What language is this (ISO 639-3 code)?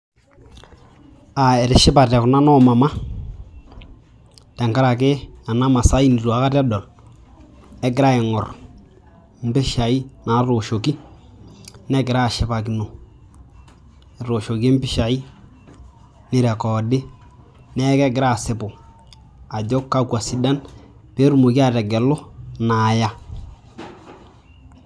mas